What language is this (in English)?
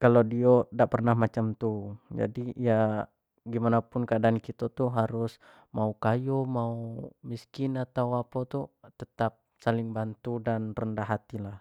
Jambi Malay